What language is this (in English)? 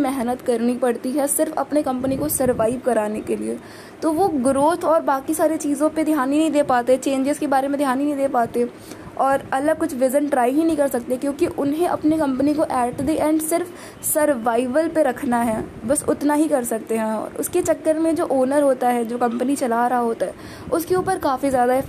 Hindi